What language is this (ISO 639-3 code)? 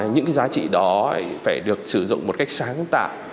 vie